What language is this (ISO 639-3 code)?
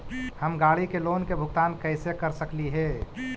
mag